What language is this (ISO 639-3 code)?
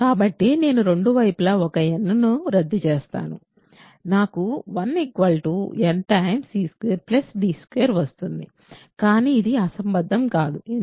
tel